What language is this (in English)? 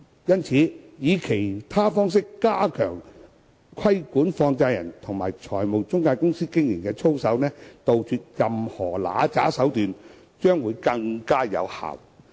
Cantonese